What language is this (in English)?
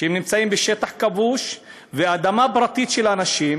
Hebrew